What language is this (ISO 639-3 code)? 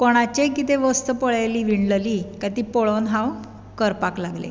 kok